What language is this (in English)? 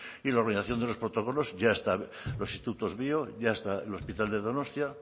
Spanish